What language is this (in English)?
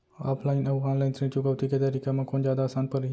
Chhattisgarhi